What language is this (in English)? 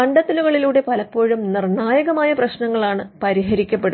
Malayalam